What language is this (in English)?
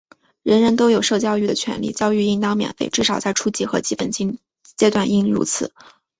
Chinese